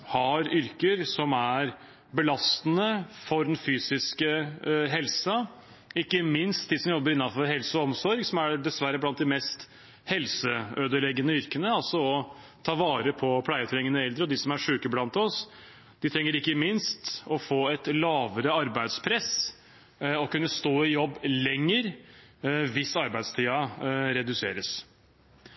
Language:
Norwegian Bokmål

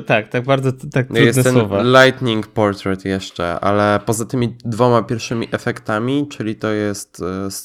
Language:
Polish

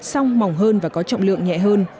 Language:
Vietnamese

